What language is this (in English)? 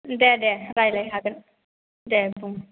Bodo